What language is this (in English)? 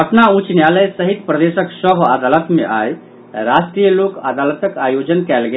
Maithili